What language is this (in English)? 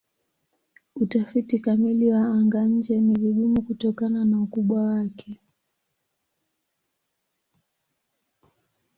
Swahili